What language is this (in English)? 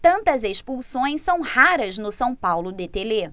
Portuguese